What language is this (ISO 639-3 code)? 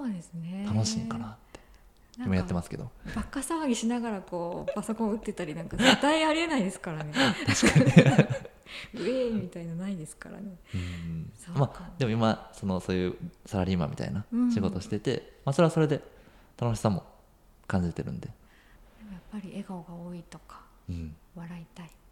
jpn